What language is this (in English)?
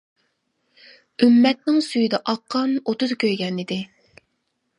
Uyghur